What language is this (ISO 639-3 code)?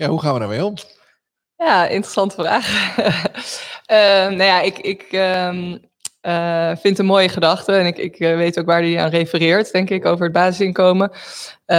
nld